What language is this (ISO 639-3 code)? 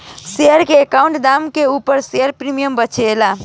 bho